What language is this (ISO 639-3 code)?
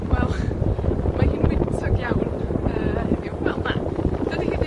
cym